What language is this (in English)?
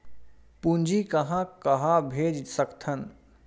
Chhattisgarhi